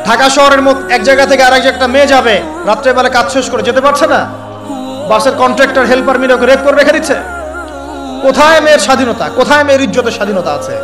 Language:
Arabic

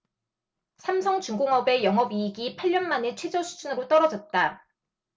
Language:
Korean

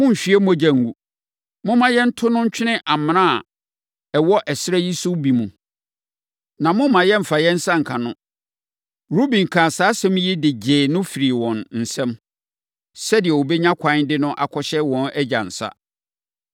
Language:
Akan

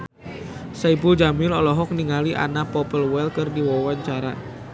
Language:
Sundanese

